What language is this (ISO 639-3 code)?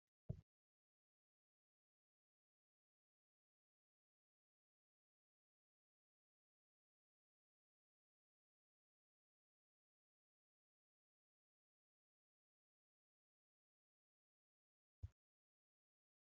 orm